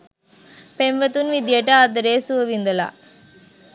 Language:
Sinhala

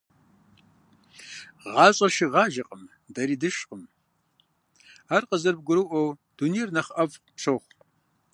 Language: Kabardian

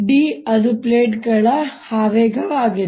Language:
Kannada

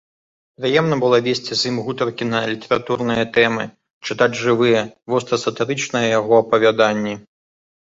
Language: Belarusian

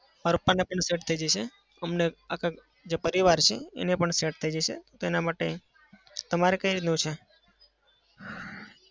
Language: Gujarati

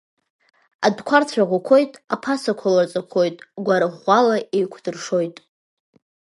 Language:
Abkhazian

